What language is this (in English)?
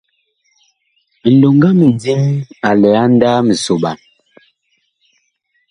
Bakoko